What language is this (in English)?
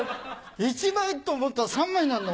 Japanese